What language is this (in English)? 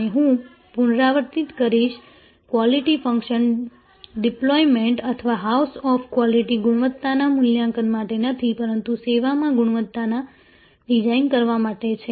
Gujarati